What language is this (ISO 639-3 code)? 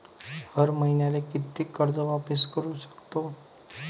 mar